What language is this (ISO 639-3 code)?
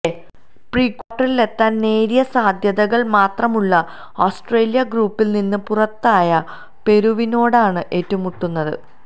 mal